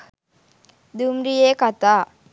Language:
Sinhala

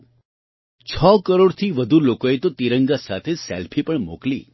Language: Gujarati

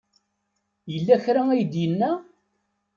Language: Kabyle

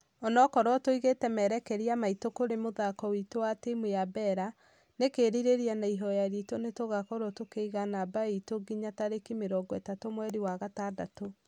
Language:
Kikuyu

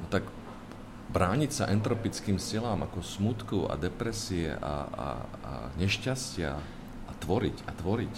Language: Slovak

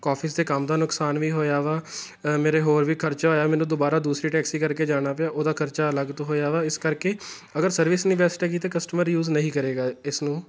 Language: Punjabi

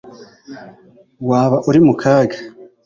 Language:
Kinyarwanda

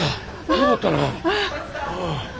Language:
Japanese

